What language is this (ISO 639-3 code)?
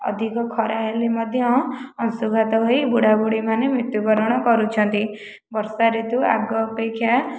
ori